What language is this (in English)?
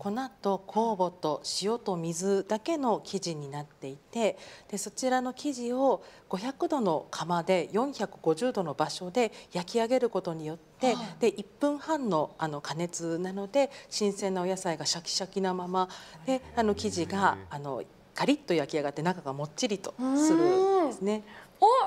Japanese